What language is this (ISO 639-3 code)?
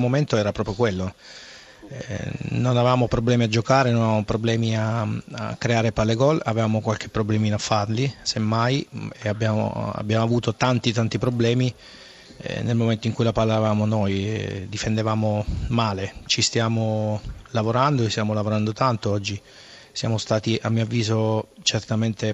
ita